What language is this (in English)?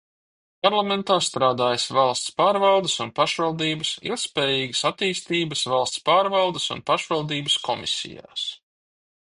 Latvian